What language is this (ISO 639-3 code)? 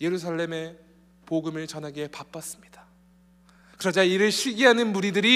kor